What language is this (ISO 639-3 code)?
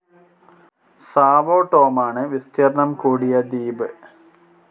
mal